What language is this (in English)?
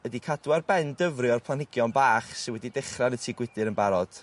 Welsh